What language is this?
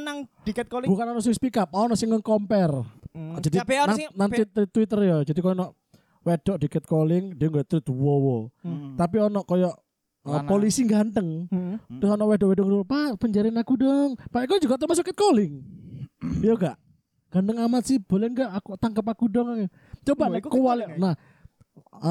Indonesian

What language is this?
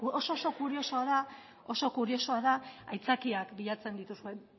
Basque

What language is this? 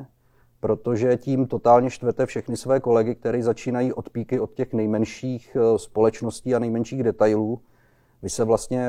Czech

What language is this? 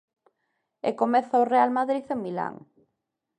Galician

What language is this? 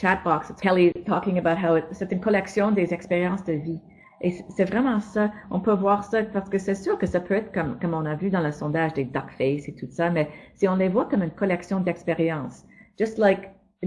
French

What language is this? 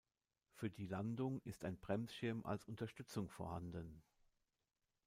German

